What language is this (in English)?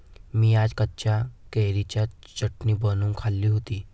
Marathi